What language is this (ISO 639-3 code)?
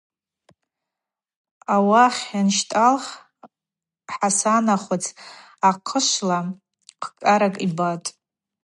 abq